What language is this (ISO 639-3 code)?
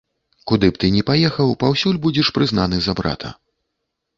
bel